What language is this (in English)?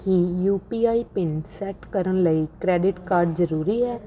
Punjabi